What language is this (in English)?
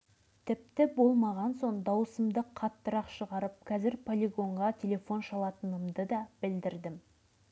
Kazakh